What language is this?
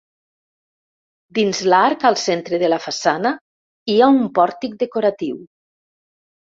Catalan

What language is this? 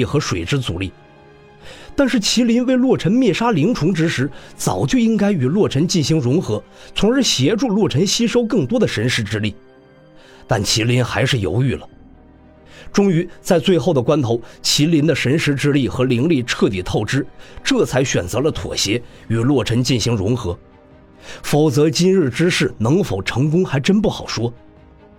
Chinese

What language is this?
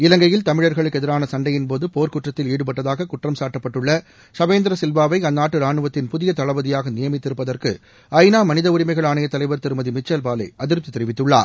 Tamil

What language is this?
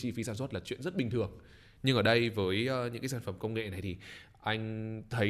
Vietnamese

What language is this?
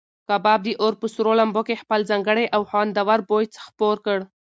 Pashto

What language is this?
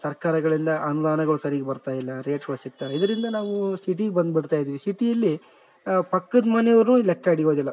Kannada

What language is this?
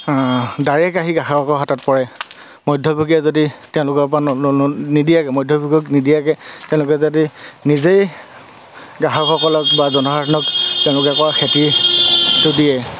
Assamese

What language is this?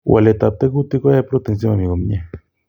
Kalenjin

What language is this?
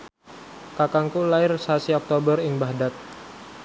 Javanese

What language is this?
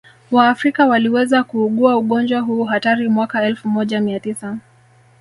Swahili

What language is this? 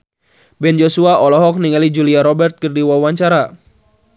Sundanese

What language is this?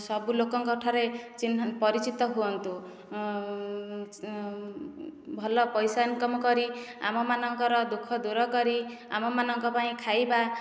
Odia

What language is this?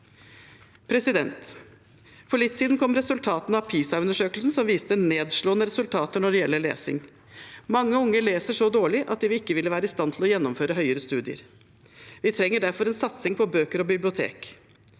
Norwegian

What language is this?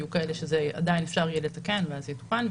Hebrew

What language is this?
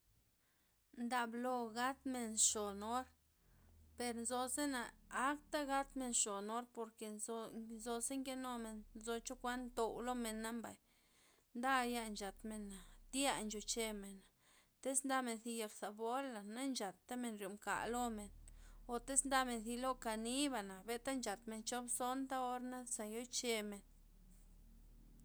Loxicha Zapotec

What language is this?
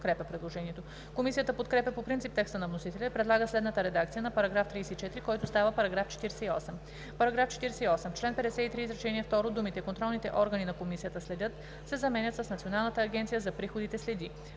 Bulgarian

